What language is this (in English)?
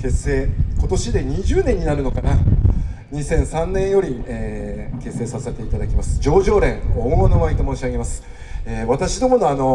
Japanese